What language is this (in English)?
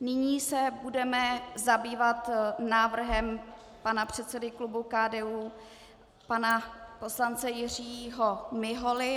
Czech